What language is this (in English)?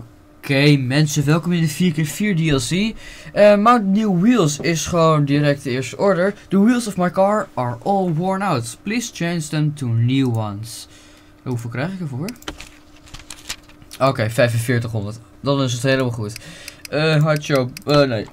Dutch